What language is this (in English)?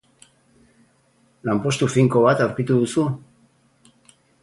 Basque